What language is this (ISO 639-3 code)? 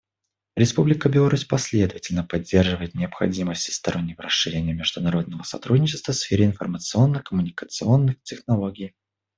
rus